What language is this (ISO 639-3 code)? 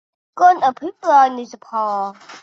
tha